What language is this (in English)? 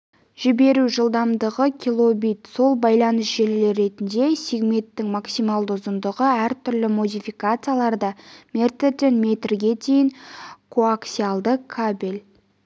Kazakh